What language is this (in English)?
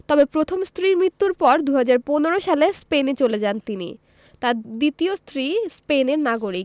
Bangla